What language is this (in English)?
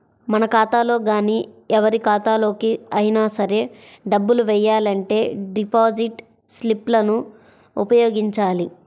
Telugu